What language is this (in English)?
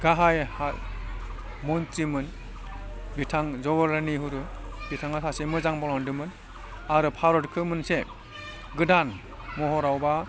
Bodo